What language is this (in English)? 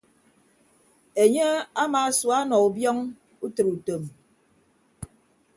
Ibibio